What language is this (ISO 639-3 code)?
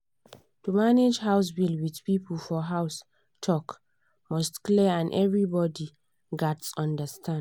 pcm